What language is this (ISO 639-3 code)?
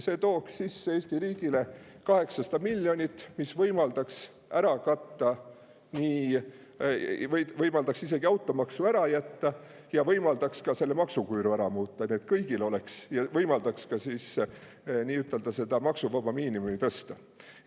est